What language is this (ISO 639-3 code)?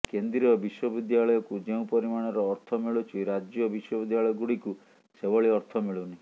ori